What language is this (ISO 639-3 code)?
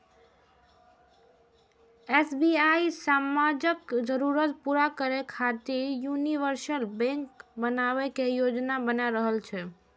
mai